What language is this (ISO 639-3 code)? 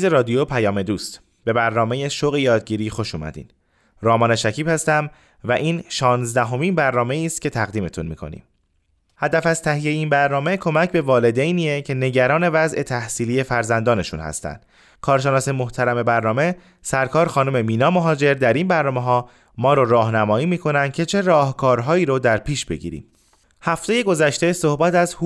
fas